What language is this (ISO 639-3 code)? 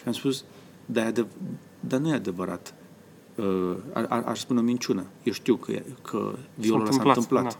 ron